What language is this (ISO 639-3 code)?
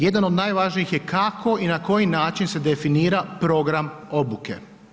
hrv